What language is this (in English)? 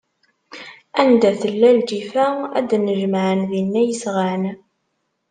Kabyle